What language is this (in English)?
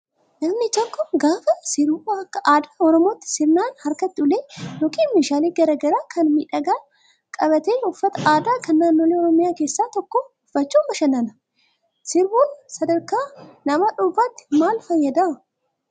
Oromo